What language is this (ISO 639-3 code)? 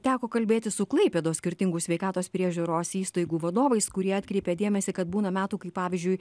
lit